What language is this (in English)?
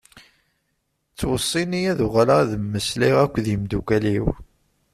Kabyle